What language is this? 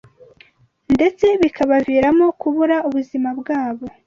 Kinyarwanda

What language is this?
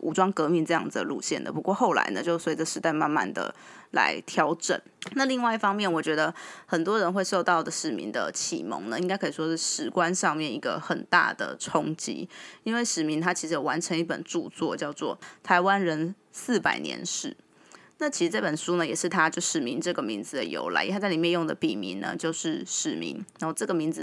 Chinese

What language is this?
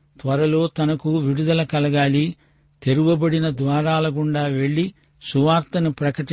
Telugu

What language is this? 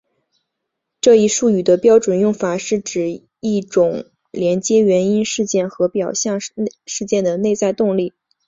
Chinese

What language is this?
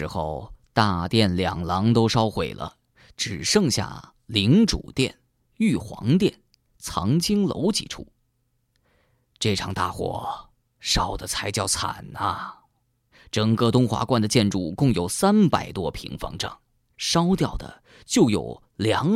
Chinese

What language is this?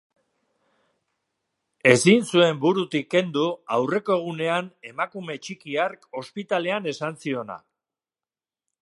Basque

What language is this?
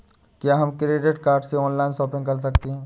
Hindi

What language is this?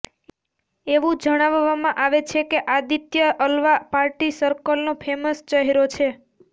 Gujarati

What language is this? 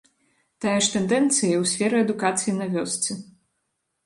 Belarusian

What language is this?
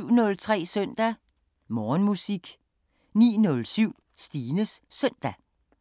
Danish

